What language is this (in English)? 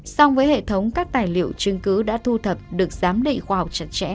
Vietnamese